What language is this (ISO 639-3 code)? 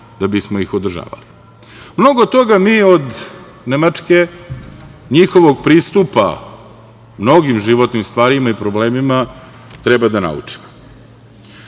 srp